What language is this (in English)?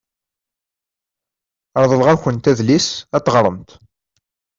Kabyle